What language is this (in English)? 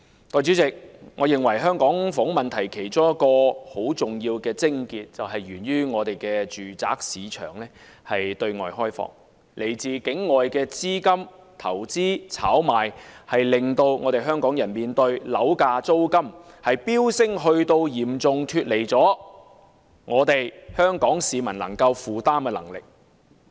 Cantonese